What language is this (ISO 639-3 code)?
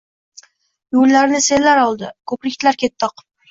uzb